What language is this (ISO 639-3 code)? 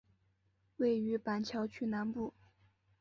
zho